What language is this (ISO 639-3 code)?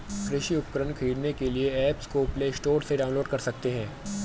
hin